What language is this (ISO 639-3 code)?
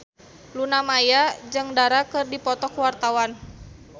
sun